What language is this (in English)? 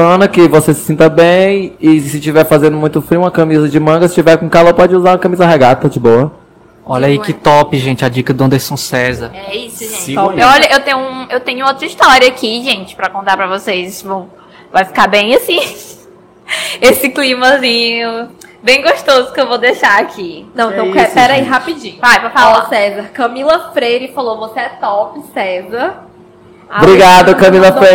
Portuguese